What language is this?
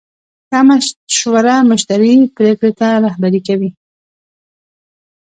Pashto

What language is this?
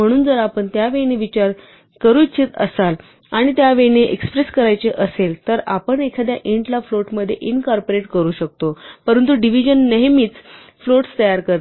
Marathi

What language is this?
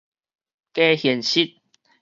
Min Nan Chinese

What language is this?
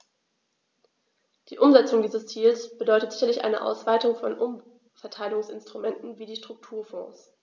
German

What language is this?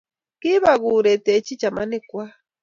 Kalenjin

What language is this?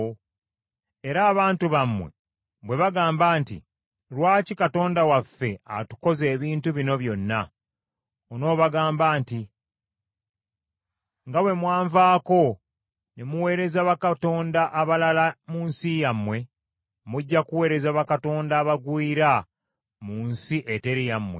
Ganda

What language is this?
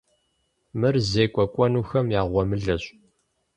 Kabardian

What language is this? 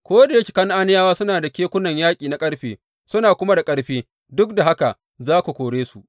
Hausa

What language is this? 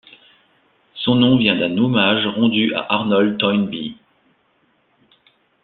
French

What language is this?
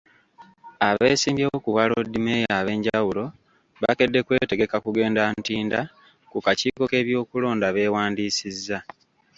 Ganda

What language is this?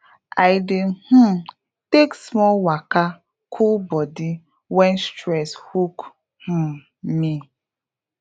Nigerian Pidgin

